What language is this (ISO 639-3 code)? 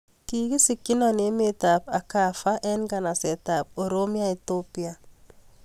kln